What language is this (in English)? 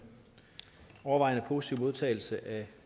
Danish